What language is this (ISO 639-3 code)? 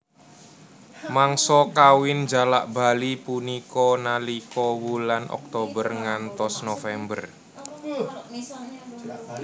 jav